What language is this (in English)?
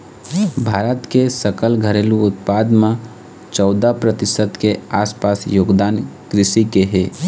Chhattisgarhi